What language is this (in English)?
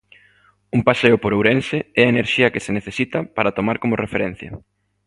Galician